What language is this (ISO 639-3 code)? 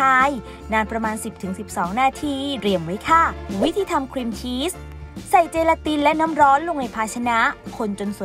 tha